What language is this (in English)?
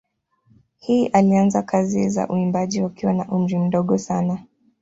Swahili